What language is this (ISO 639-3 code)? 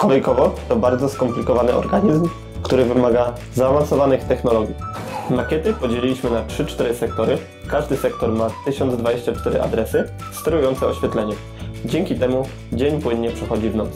pol